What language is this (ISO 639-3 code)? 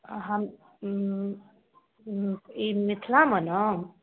mai